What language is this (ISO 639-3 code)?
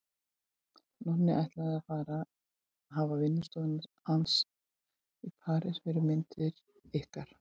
isl